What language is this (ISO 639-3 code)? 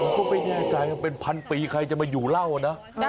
tha